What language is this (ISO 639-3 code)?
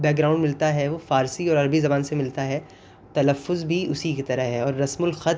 urd